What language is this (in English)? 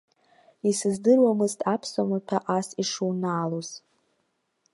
Abkhazian